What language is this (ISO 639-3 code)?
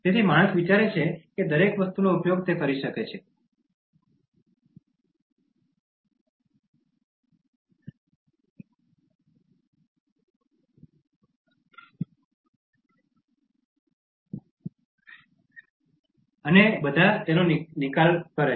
guj